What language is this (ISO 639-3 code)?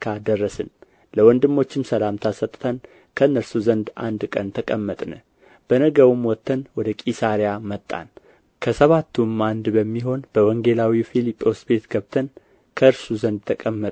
amh